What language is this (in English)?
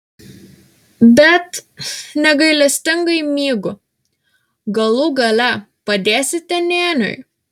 Lithuanian